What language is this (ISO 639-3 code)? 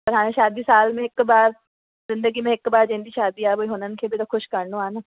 snd